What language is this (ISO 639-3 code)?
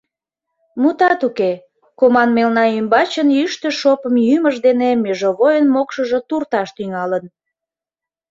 chm